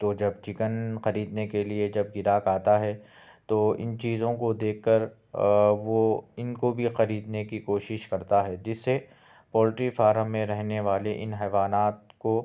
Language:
Urdu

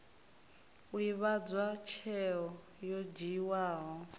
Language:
Venda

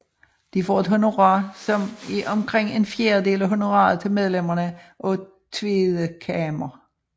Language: Danish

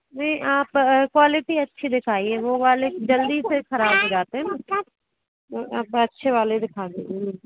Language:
Hindi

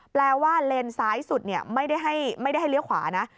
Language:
Thai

